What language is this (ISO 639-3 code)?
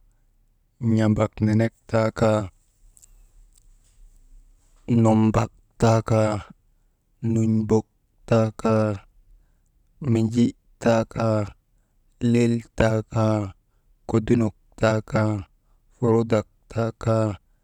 mde